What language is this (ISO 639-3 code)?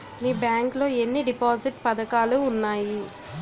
tel